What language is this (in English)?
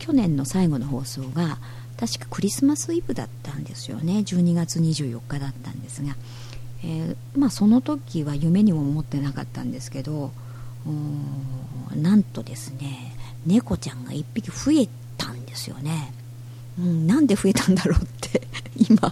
Japanese